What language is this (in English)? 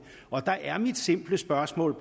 Danish